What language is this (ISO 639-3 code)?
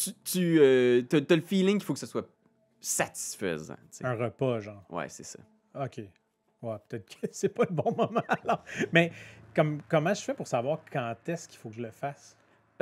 fra